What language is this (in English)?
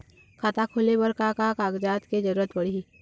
Chhattisgarhi